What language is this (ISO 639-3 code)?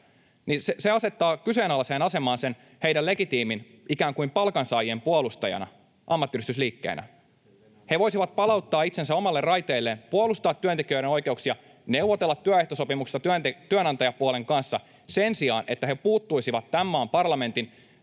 fin